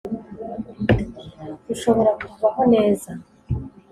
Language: Kinyarwanda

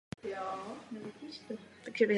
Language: Czech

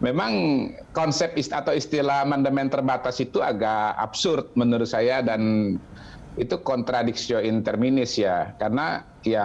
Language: Indonesian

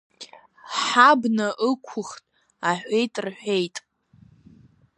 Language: Abkhazian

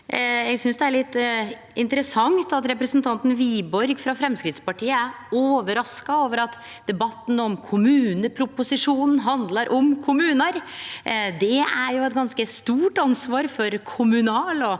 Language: Norwegian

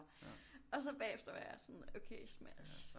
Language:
Danish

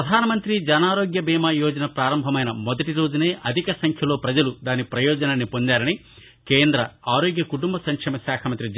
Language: Telugu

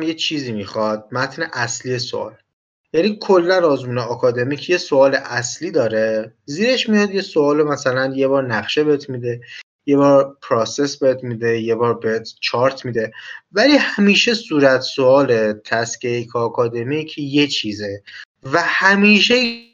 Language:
Persian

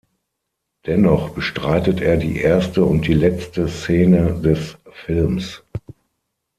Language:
German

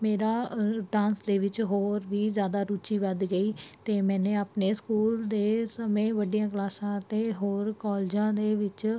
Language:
Punjabi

